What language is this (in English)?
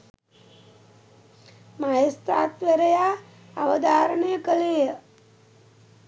Sinhala